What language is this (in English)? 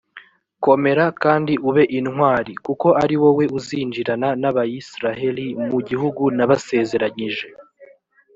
Kinyarwanda